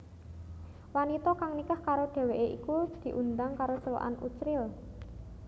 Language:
Javanese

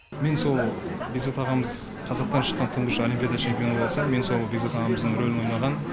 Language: Kazakh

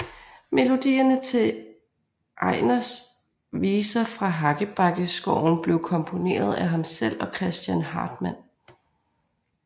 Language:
Danish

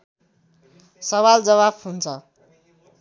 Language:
Nepali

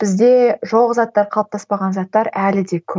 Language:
Kazakh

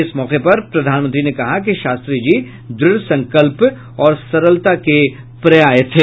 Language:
Hindi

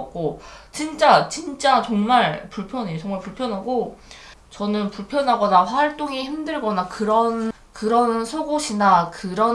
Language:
Korean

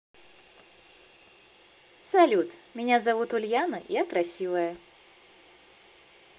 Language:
Russian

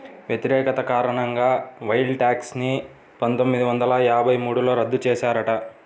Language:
Telugu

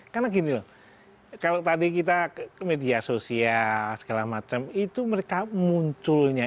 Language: Indonesian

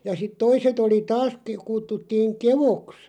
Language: Finnish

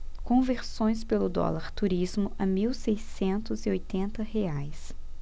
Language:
Portuguese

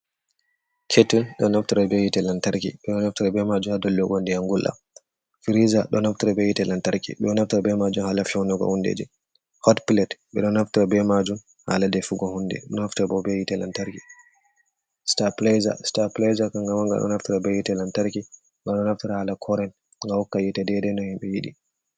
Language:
Fula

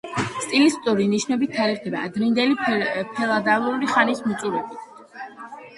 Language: Georgian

